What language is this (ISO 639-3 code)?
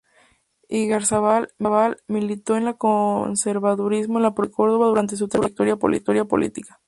spa